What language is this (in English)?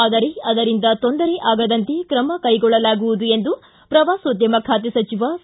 Kannada